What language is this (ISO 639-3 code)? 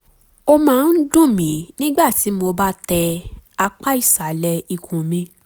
yor